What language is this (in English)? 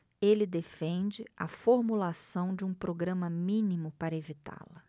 Portuguese